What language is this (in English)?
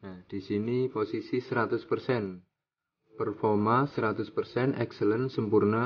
Indonesian